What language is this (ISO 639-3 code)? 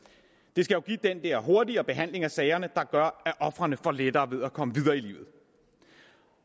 dan